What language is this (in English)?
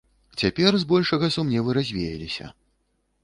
Belarusian